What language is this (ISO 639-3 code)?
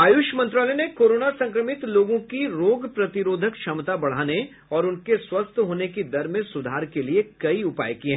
hin